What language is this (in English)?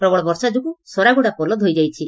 Odia